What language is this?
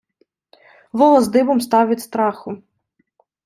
Ukrainian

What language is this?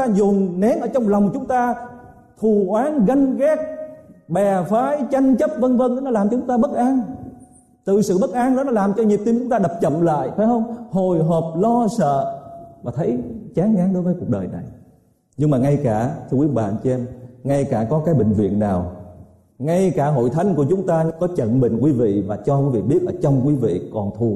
Vietnamese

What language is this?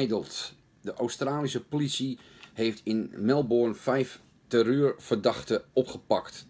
Dutch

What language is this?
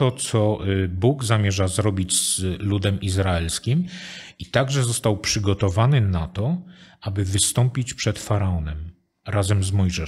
Polish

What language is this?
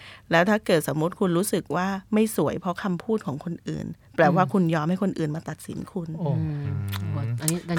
Thai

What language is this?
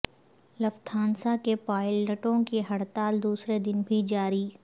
Urdu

